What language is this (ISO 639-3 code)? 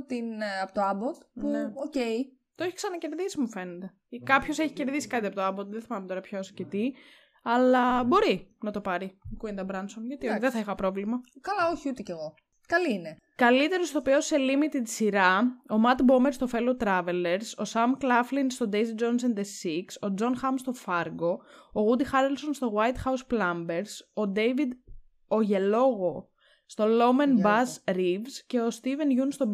ell